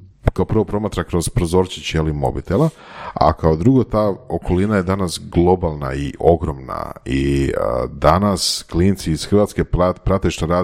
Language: Croatian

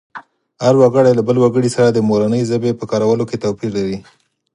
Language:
Pashto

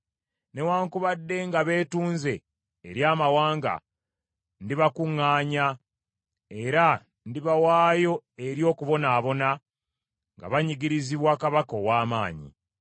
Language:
Ganda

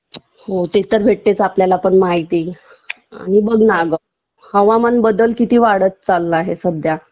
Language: Marathi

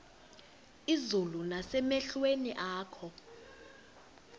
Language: Xhosa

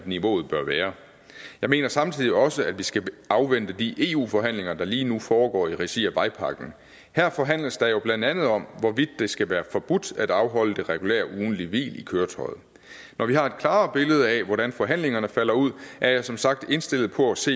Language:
Danish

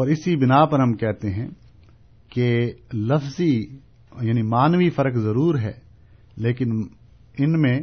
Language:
Urdu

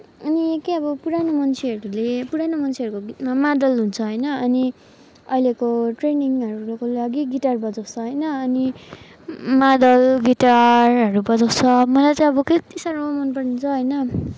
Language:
Nepali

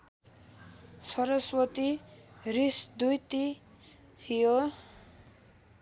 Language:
Nepali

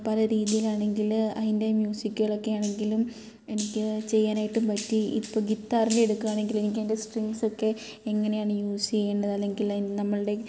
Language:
Malayalam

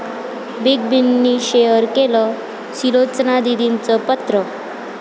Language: Marathi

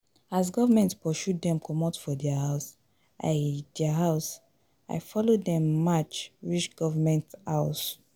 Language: Nigerian Pidgin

